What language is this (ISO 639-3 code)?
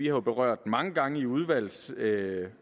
dan